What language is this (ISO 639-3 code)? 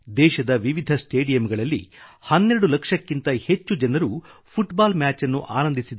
kan